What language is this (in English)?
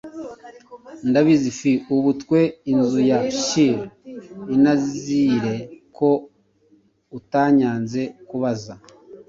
Kinyarwanda